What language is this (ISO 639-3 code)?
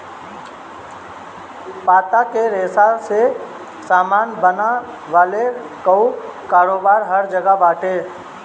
bho